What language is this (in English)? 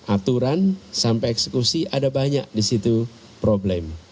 Indonesian